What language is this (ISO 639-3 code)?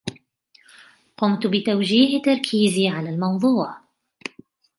ara